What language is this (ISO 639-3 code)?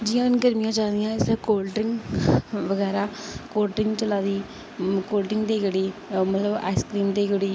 doi